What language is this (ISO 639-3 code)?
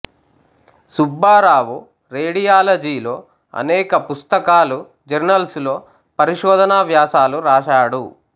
tel